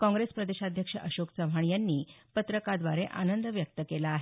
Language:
Marathi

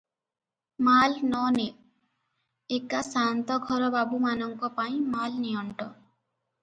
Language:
Odia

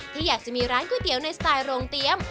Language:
Thai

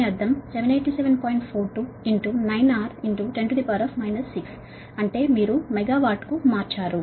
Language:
Telugu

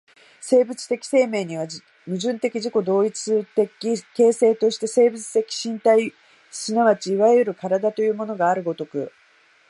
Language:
Japanese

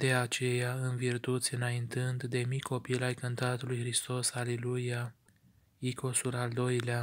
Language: Romanian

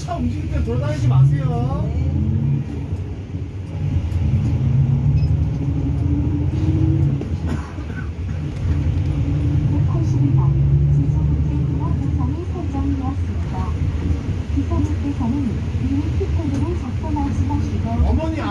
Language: Korean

